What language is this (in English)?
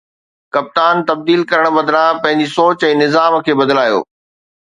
Sindhi